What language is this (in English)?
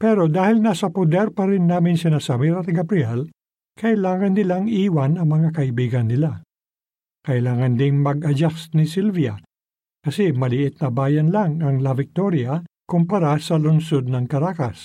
Filipino